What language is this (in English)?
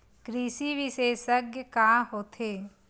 Chhattisgarhi